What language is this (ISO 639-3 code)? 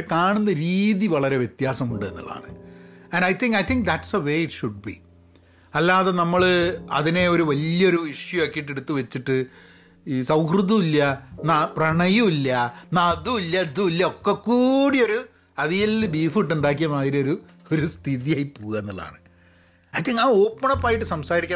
mal